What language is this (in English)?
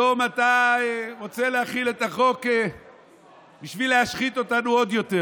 Hebrew